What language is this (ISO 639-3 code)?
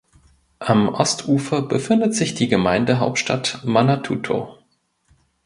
deu